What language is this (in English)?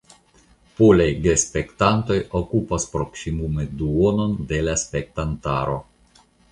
Esperanto